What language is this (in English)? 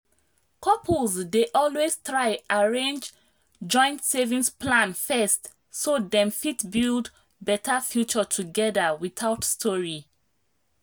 Nigerian Pidgin